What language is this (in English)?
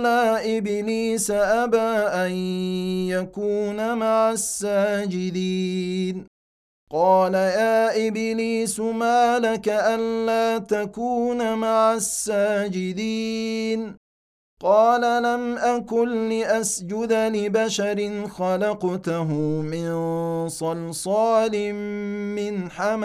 Arabic